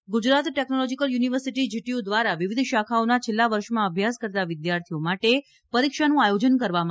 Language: Gujarati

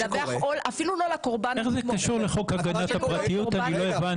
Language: Hebrew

